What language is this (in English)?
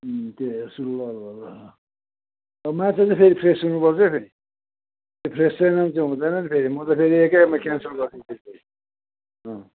Nepali